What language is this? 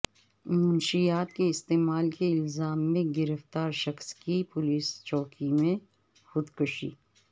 Urdu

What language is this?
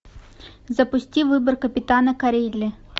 Russian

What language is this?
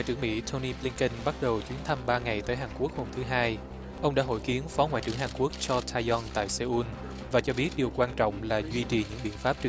Vietnamese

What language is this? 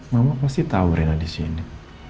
Indonesian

